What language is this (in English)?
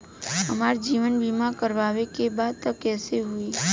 Bhojpuri